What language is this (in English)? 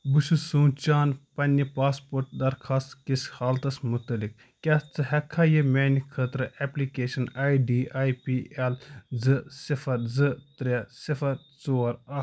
Kashmiri